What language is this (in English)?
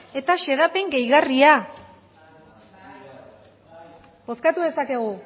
Basque